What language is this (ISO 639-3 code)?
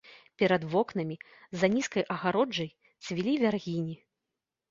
bel